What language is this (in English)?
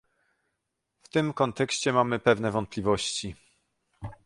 Polish